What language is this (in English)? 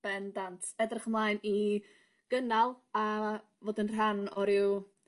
Welsh